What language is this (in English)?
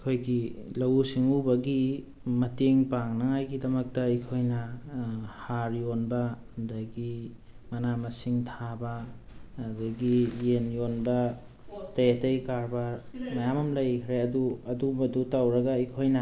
Manipuri